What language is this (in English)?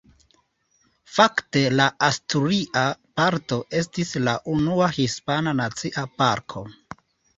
Esperanto